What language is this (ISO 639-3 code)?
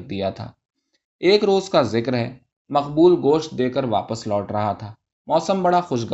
urd